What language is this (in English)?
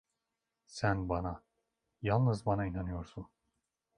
Turkish